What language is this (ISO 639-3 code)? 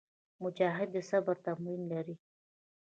pus